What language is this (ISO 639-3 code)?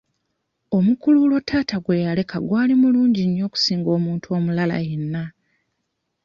lug